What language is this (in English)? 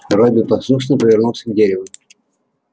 Russian